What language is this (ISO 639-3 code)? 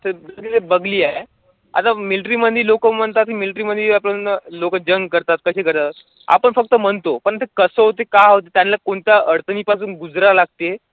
mar